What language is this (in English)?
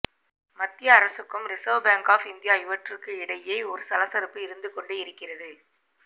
Tamil